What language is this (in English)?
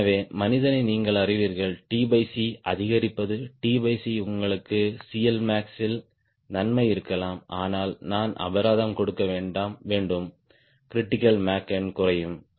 Tamil